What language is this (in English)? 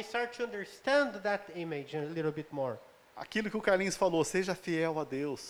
Portuguese